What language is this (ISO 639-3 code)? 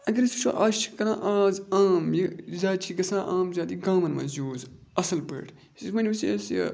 kas